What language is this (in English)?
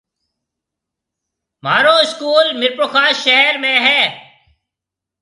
Marwari (Pakistan)